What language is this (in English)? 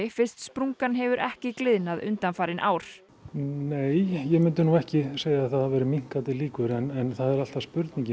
Icelandic